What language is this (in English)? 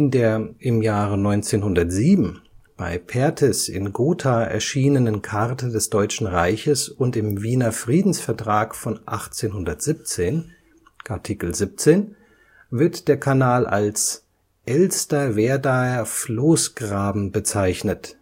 German